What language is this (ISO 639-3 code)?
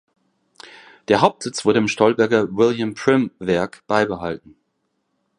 deu